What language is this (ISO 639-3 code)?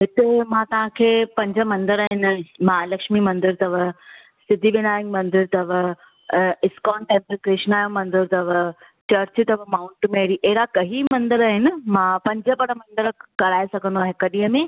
snd